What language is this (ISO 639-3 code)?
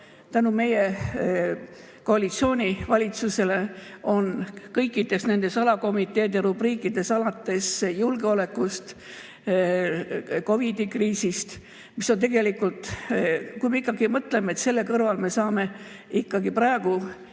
est